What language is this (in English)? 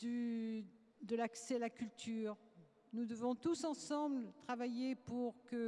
French